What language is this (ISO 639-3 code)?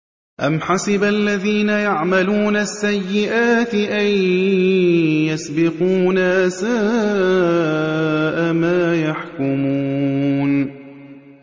ara